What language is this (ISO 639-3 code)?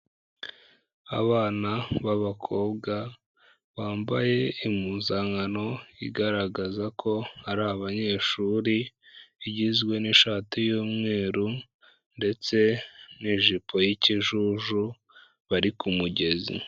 kin